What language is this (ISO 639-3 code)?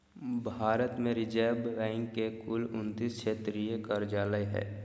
mag